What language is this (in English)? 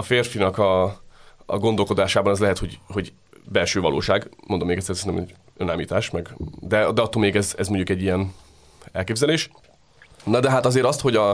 Hungarian